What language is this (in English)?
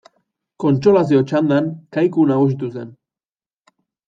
Basque